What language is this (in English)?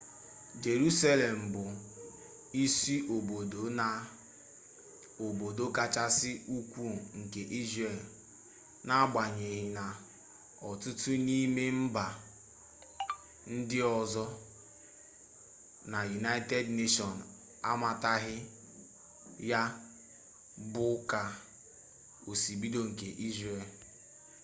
Igbo